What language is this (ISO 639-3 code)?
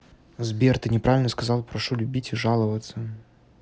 rus